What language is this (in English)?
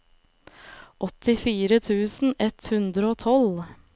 Norwegian